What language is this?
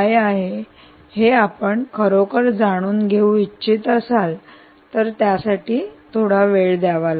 Marathi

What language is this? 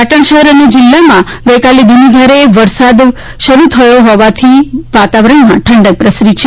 Gujarati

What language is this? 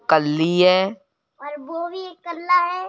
Hindi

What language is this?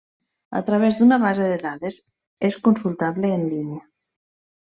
Catalan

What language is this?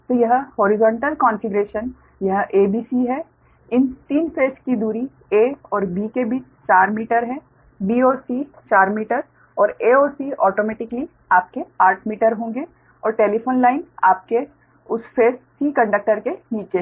Hindi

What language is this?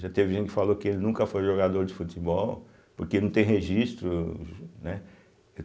Portuguese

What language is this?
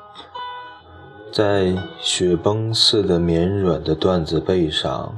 Chinese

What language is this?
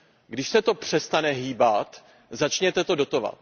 Czech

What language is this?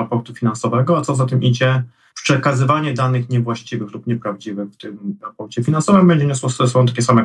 Polish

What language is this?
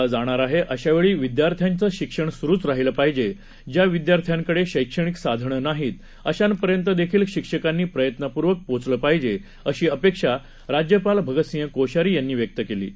Marathi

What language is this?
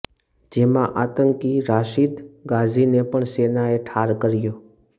Gujarati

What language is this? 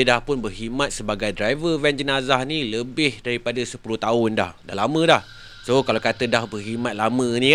Malay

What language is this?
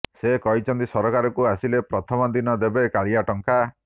Odia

